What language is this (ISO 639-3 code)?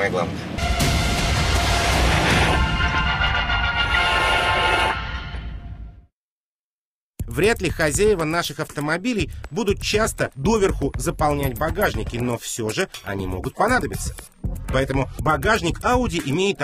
rus